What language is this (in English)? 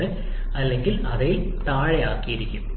Malayalam